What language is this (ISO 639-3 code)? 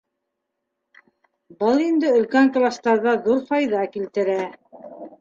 bak